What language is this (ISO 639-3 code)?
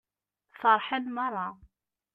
kab